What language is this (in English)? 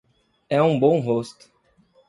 Portuguese